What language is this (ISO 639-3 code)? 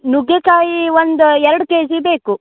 kan